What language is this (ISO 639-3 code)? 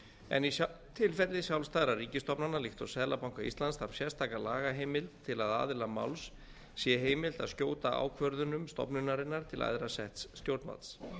isl